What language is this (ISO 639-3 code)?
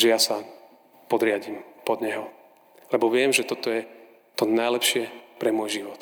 slk